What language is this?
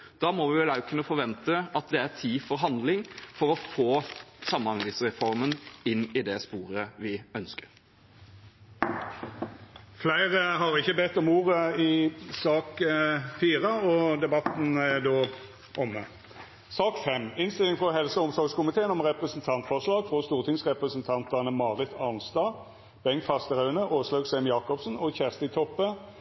Norwegian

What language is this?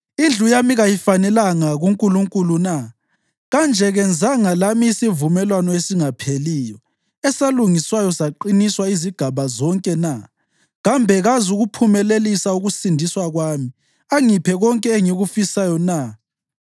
North Ndebele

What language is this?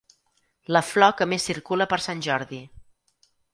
Catalan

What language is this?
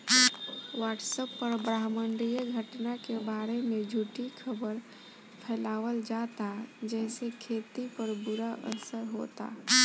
Bhojpuri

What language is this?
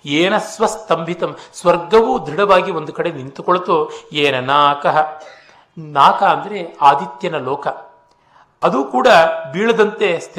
Kannada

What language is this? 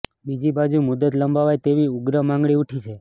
Gujarati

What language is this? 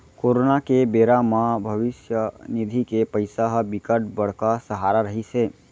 Chhattisgarhi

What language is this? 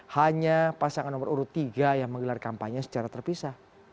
Indonesian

